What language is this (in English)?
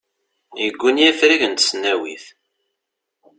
Kabyle